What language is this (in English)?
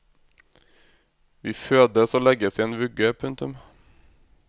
Norwegian